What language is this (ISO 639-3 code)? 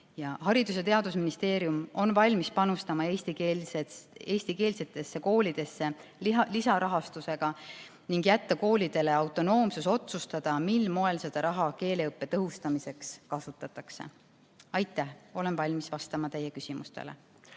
est